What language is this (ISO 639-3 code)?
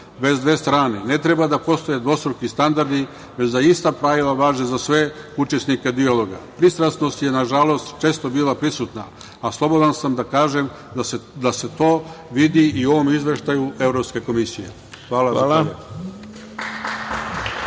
srp